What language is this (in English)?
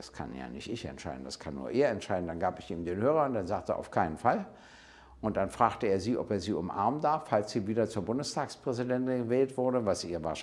German